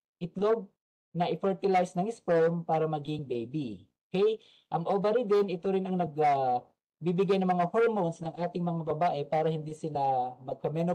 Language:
Filipino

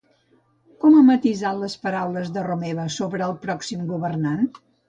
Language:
Catalan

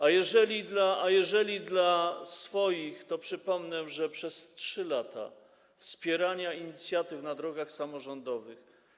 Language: Polish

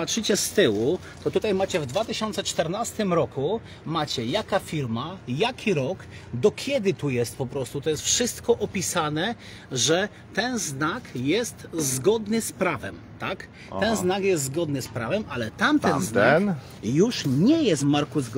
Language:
Polish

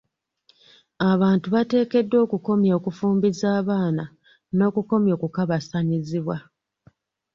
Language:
Ganda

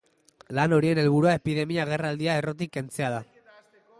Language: Basque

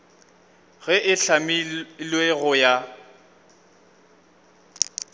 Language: Northern Sotho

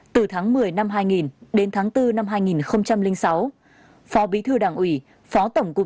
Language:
Vietnamese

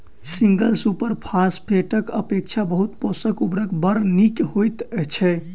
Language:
Maithili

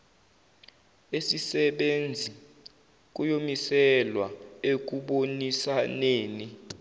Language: Zulu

